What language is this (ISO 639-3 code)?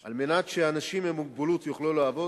heb